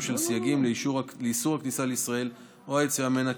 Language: Hebrew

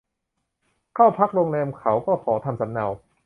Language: Thai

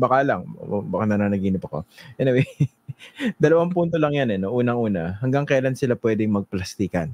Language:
Filipino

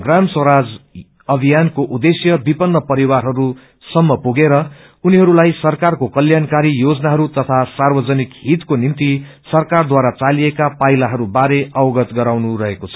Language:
Nepali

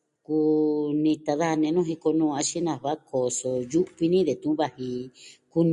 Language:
Southwestern Tlaxiaco Mixtec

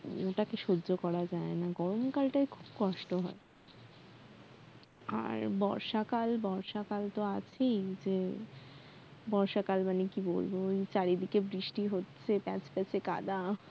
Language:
Bangla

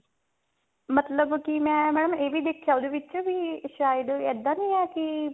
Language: Punjabi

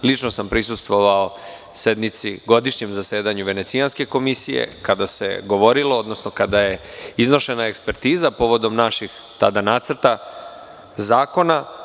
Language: Serbian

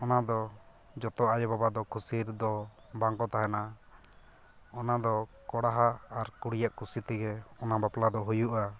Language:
Santali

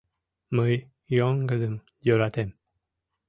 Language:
Mari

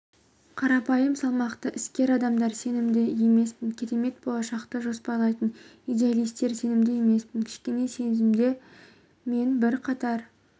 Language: Kazakh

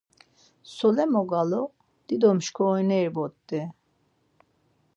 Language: Laz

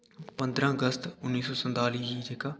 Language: Dogri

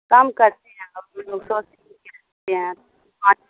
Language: Urdu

